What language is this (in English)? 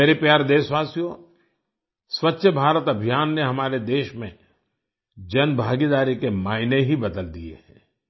Hindi